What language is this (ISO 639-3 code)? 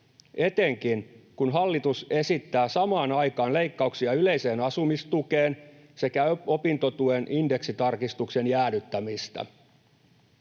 fin